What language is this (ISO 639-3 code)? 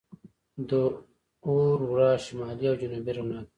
pus